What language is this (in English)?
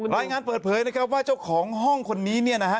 Thai